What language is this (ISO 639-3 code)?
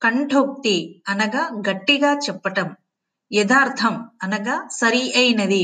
tel